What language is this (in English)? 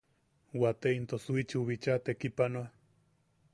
Yaqui